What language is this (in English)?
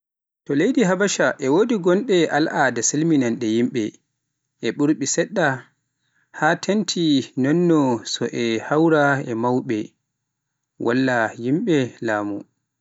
Pular